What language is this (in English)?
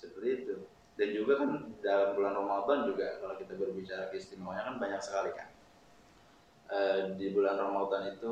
Indonesian